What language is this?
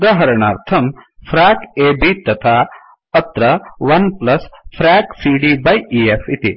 Sanskrit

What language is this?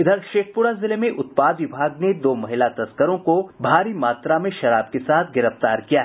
Hindi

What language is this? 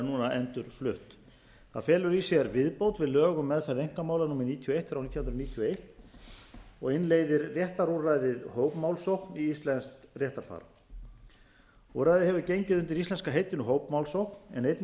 Icelandic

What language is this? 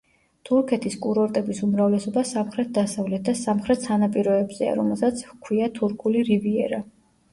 Georgian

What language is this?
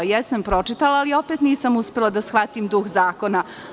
Serbian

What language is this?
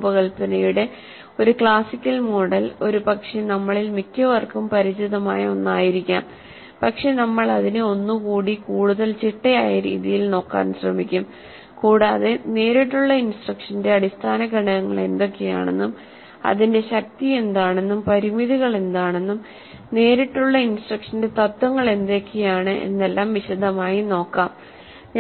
Malayalam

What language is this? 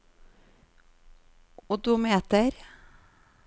Norwegian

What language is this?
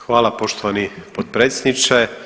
Croatian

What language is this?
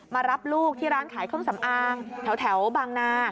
Thai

